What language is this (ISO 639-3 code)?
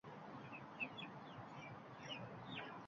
uzb